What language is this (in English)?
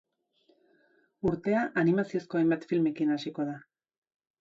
Basque